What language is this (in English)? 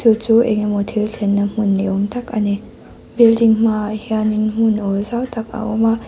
Mizo